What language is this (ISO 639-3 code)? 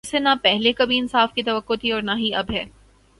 urd